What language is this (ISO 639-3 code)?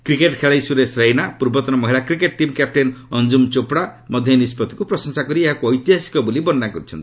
ori